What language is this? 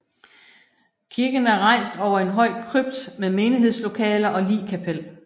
Danish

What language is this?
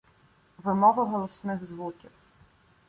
Ukrainian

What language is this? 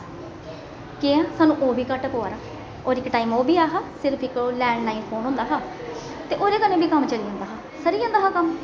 Dogri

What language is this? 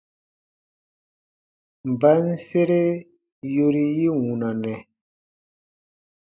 Baatonum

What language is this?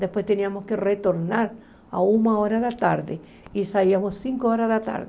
Portuguese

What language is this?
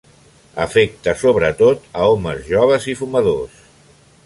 Catalan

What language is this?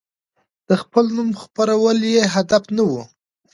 Pashto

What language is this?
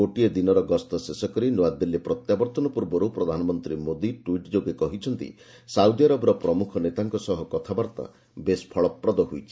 Odia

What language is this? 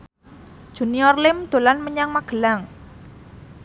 Javanese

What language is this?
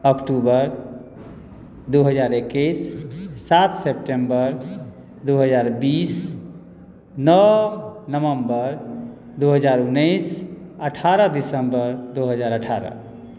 Maithili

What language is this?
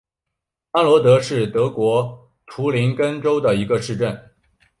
Chinese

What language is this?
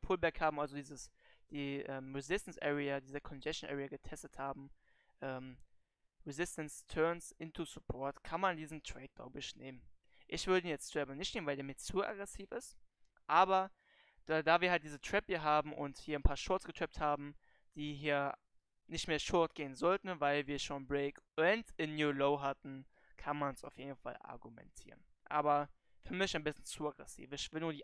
German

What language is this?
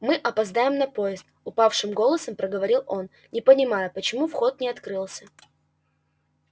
Russian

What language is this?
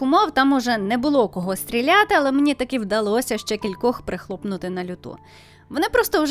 Ukrainian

